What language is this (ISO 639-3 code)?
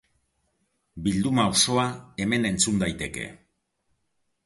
eus